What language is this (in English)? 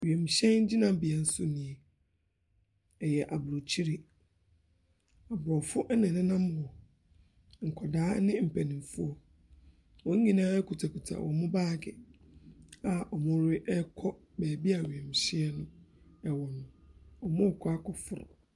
Akan